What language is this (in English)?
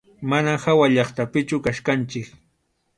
Arequipa-La Unión Quechua